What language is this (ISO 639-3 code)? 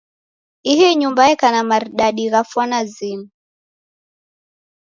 dav